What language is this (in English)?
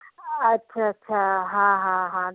Sindhi